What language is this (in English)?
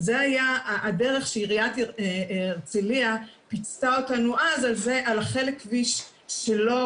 Hebrew